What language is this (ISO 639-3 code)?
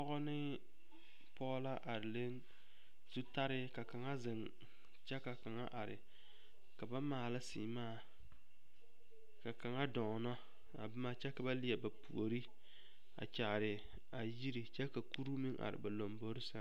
dga